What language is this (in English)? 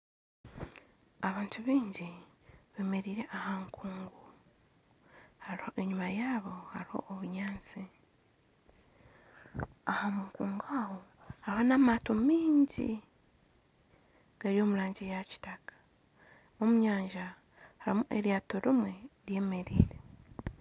Nyankole